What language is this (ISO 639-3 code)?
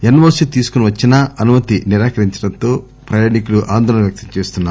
tel